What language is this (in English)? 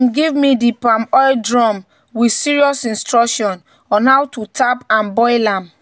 Nigerian Pidgin